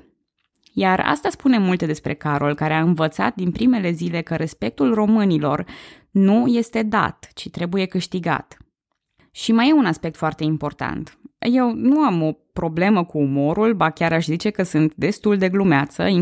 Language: Romanian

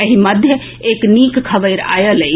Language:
Maithili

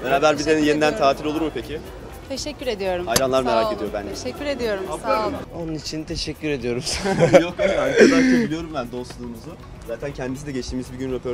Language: Turkish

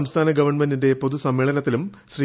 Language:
Malayalam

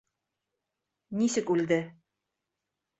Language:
Bashkir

